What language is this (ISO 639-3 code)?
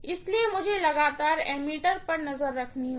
hin